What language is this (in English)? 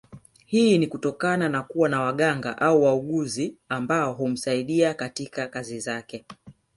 Swahili